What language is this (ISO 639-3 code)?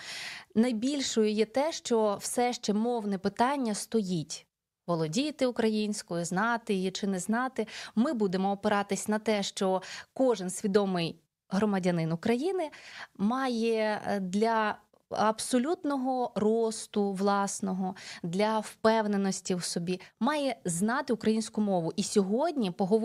ukr